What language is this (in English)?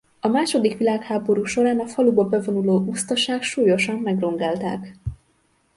Hungarian